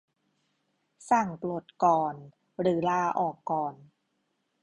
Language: Thai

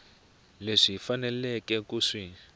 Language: Tsonga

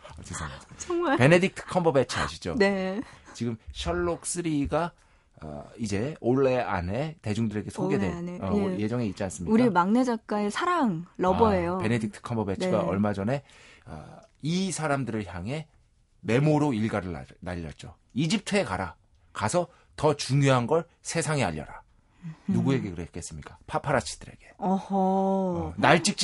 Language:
Korean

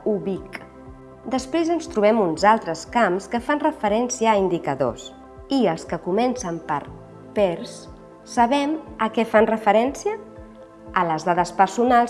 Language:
Catalan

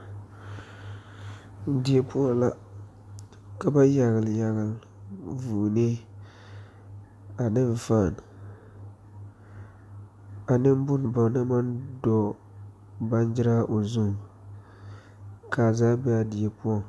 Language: Southern Dagaare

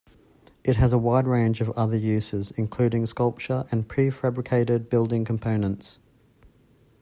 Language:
English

